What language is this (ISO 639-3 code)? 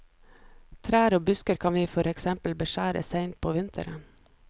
nor